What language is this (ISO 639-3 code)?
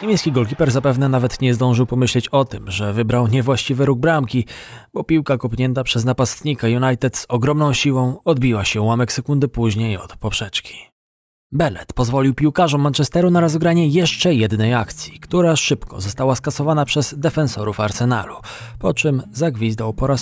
pol